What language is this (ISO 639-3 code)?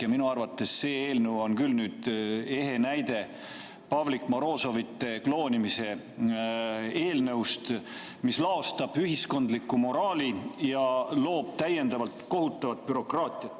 est